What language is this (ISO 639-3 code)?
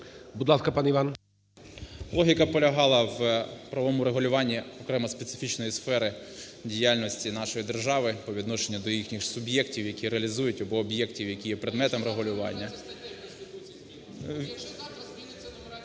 ukr